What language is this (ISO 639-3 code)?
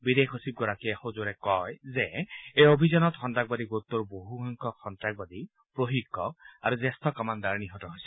asm